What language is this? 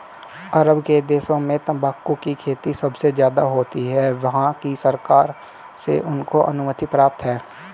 Hindi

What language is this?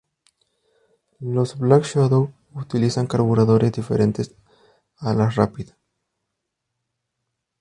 Spanish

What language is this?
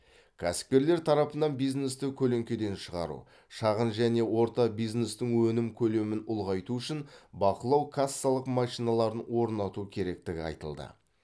Kazakh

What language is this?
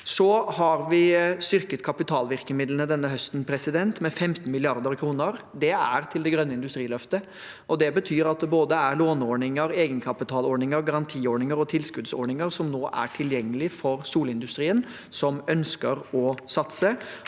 Norwegian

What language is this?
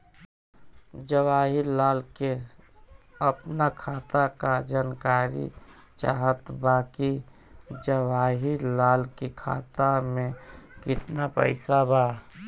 Bhojpuri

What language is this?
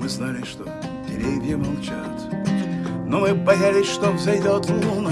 Russian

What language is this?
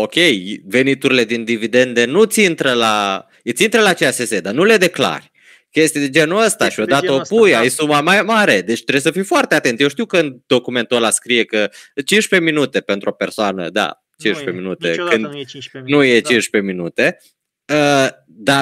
Romanian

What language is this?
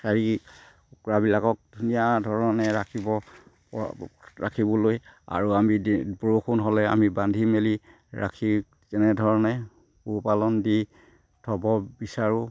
Assamese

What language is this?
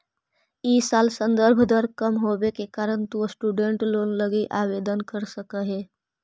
Magahi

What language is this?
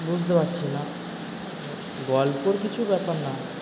Bangla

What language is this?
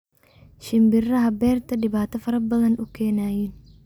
Somali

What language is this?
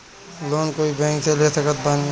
Bhojpuri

